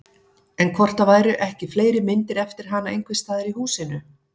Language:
Icelandic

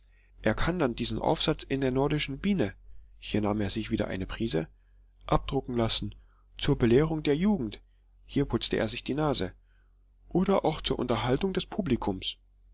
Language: German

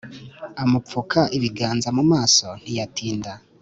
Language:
Kinyarwanda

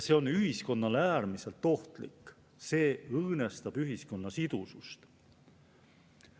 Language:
Estonian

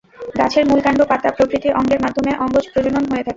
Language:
Bangla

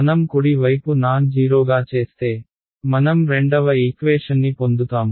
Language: Telugu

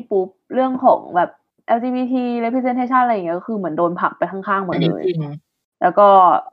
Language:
Thai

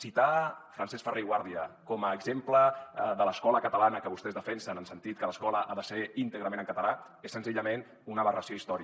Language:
Catalan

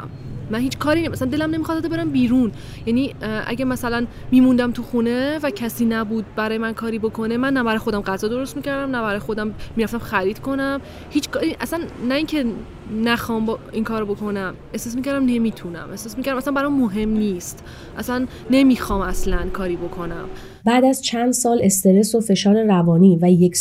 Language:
Persian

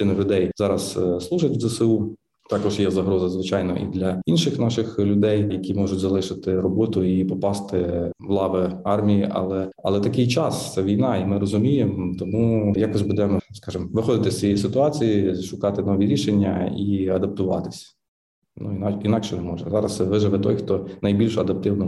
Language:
Ukrainian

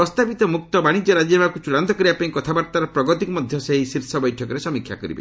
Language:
Odia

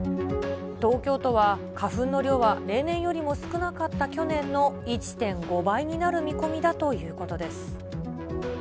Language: Japanese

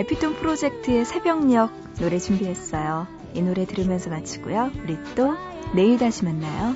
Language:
Korean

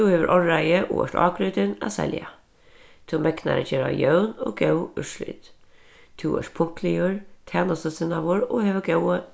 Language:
Faroese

